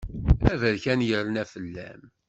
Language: Kabyle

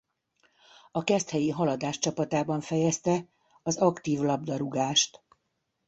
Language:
Hungarian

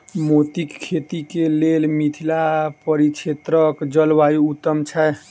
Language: Maithili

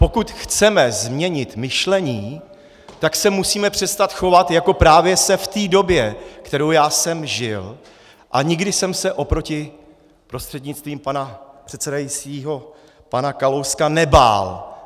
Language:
Czech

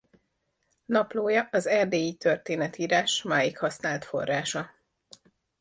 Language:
Hungarian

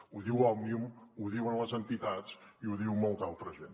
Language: Catalan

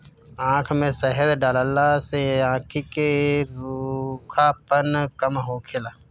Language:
Bhojpuri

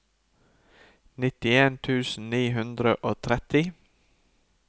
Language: Norwegian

